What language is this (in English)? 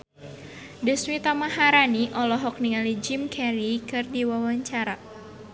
Sundanese